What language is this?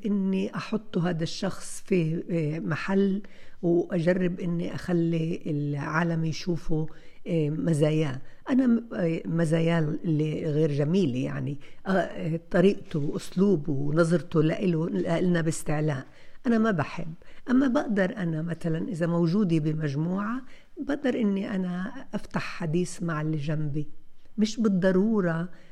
Arabic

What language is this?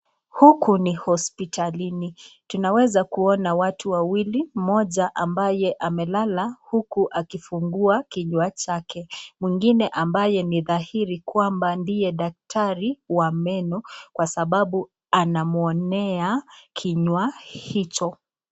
Swahili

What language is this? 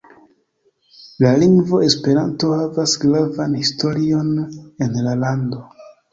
Esperanto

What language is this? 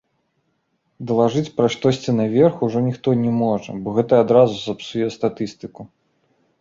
Belarusian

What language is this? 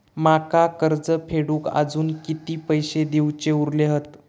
Marathi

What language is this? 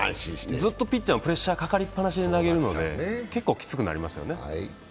Japanese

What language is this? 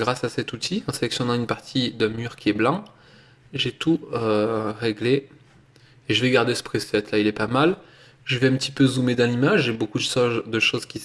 French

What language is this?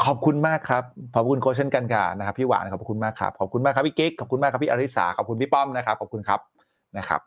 Thai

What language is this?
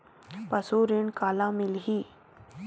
Chhattisgarhi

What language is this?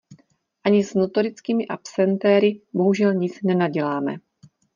Czech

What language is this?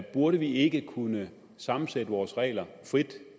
Danish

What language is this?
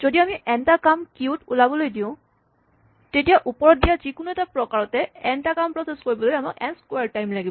Assamese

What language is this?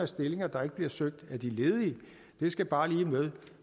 Danish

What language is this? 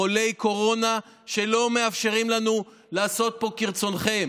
Hebrew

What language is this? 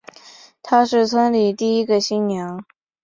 Chinese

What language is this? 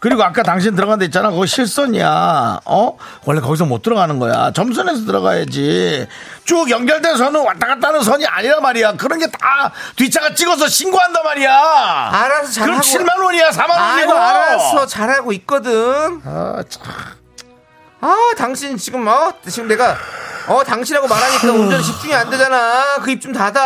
Korean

